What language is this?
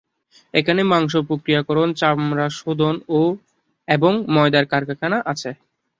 Bangla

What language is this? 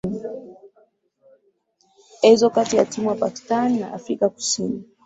Swahili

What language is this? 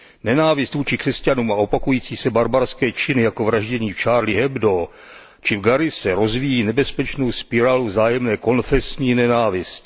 Czech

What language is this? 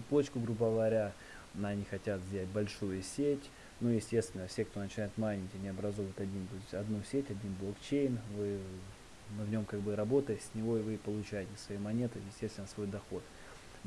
Russian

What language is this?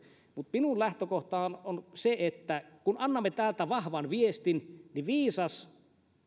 Finnish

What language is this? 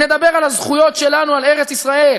Hebrew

